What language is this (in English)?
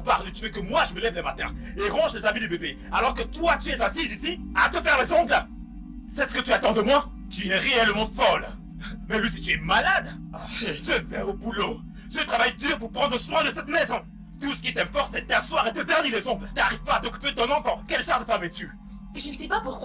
French